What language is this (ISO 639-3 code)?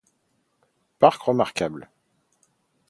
fra